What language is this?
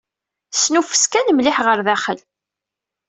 Kabyle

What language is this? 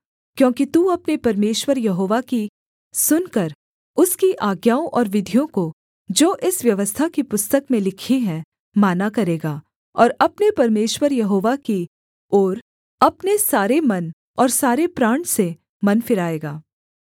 Hindi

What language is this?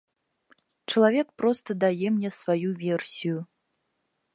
Belarusian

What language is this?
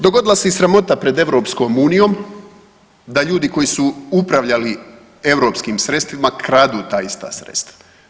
Croatian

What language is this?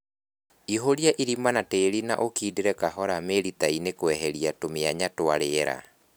Kikuyu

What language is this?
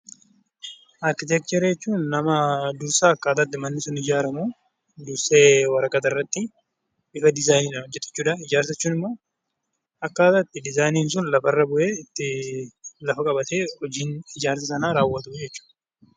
Oromo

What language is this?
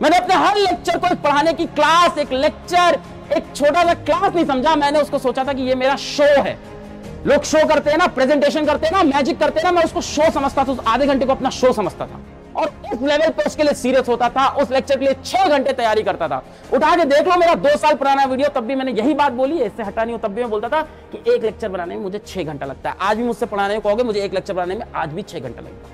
Hindi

